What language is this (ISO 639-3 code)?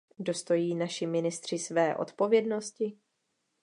ces